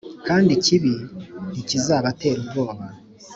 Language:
Kinyarwanda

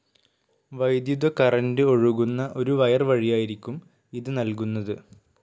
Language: Malayalam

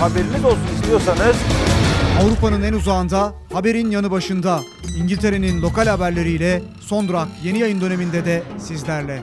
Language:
Turkish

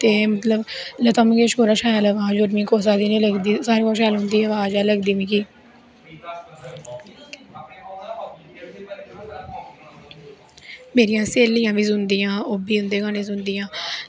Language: Dogri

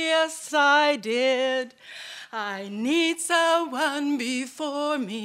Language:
Swedish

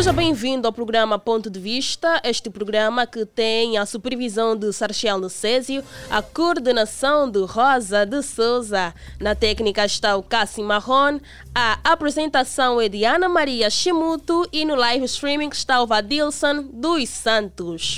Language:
Portuguese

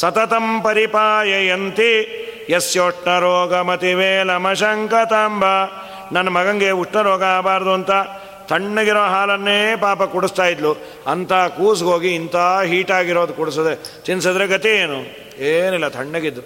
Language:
Kannada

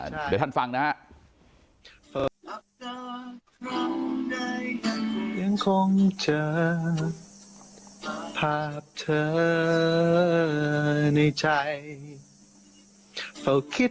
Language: Thai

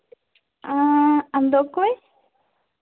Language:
Santali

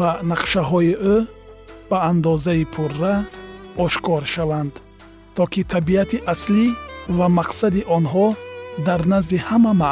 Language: Persian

